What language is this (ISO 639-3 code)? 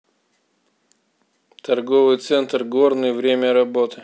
rus